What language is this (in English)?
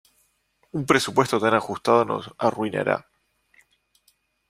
Spanish